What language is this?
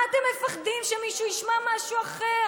Hebrew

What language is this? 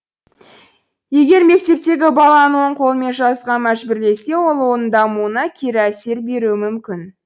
Kazakh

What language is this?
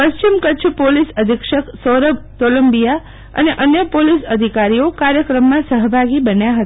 Gujarati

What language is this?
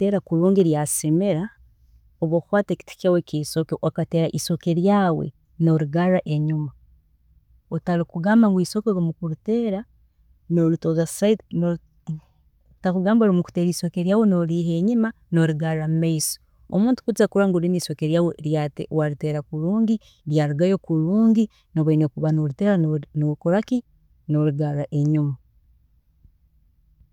Tooro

